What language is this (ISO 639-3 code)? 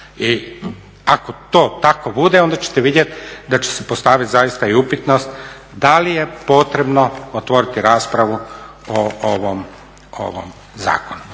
hrv